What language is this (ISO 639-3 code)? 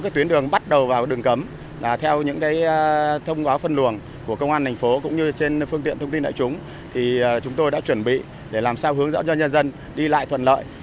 vie